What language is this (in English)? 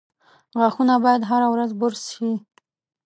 Pashto